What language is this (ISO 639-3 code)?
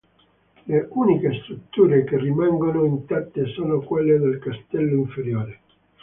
ita